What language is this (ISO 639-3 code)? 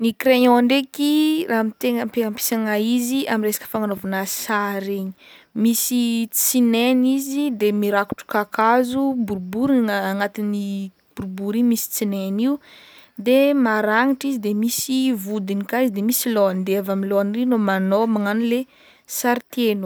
bmm